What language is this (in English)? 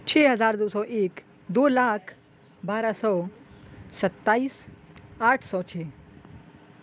Urdu